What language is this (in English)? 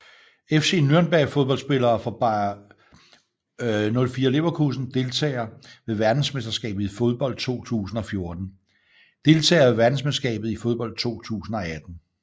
Danish